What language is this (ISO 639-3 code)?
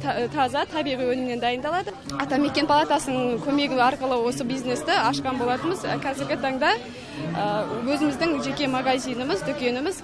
rus